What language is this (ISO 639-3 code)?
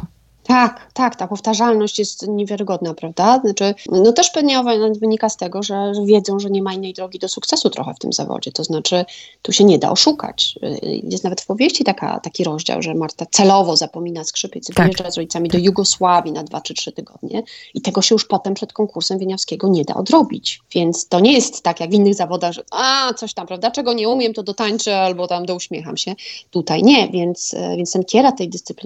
pol